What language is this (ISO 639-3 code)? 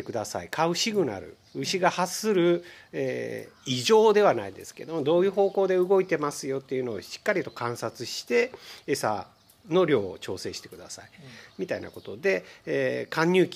jpn